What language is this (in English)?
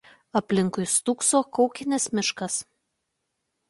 Lithuanian